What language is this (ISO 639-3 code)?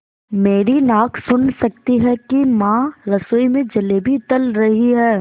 hin